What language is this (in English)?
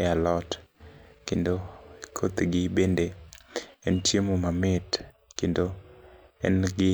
Luo (Kenya and Tanzania)